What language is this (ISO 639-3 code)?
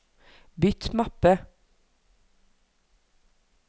nor